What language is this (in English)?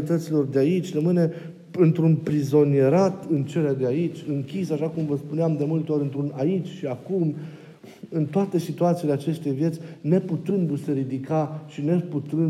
Romanian